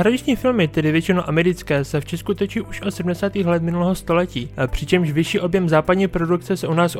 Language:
Czech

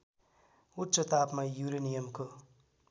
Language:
Nepali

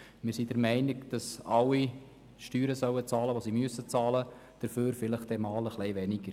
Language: Swiss German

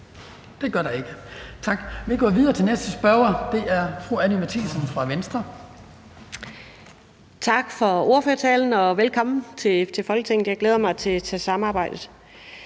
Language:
Danish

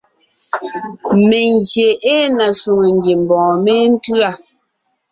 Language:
Ngiemboon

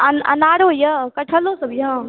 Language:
Maithili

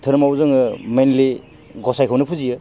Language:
Bodo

